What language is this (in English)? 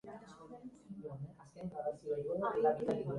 Basque